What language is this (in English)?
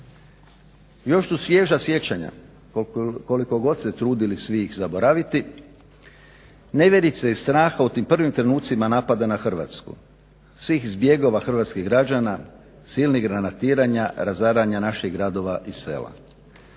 Croatian